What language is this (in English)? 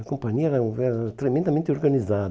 Portuguese